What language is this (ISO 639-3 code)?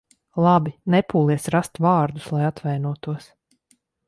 lav